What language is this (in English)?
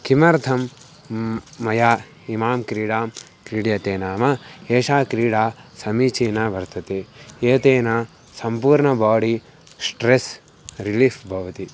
Sanskrit